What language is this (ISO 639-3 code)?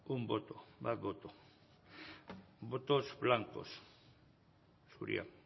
eus